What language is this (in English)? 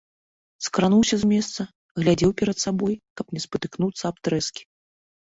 Belarusian